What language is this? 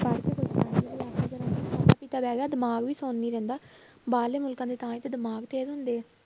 Punjabi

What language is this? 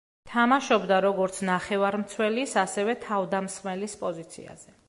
Georgian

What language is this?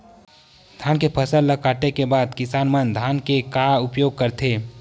Chhattisgarhi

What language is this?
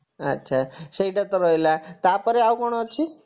Odia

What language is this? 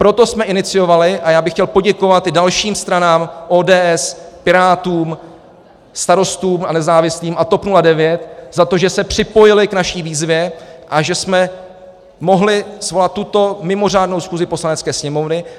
Czech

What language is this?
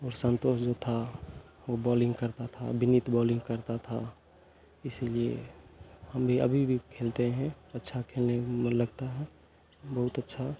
Hindi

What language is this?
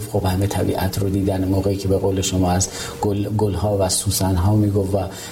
Persian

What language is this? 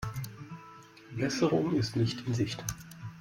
German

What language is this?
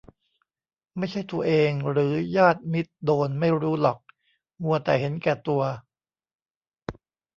Thai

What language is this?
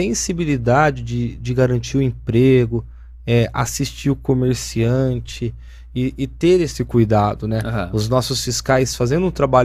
Portuguese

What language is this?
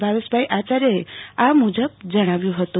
Gujarati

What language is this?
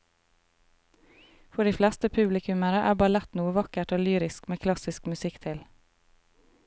Norwegian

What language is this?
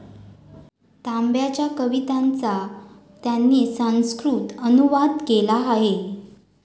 Marathi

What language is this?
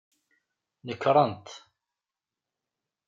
Kabyle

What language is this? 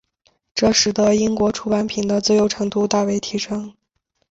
Chinese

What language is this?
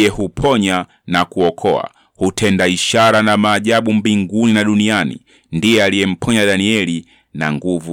Swahili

